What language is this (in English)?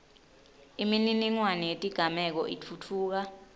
Swati